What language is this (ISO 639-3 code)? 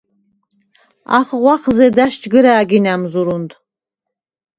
sva